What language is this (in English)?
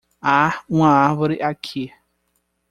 Portuguese